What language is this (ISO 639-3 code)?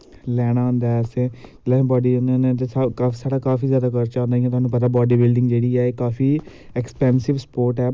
doi